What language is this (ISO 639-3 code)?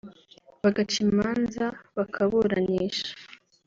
kin